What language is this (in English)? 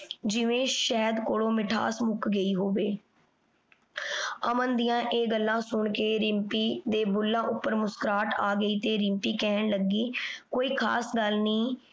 Punjabi